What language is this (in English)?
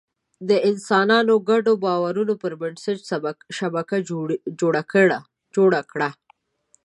Pashto